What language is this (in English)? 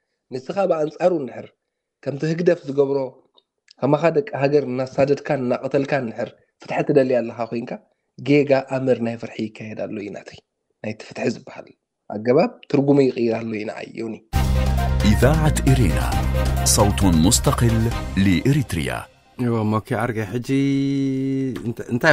Arabic